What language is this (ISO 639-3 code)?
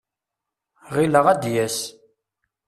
kab